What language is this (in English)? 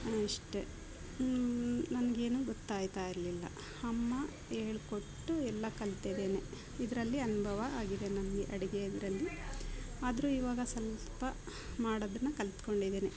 Kannada